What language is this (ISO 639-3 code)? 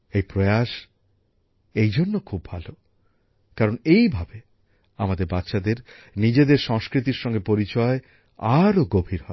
ben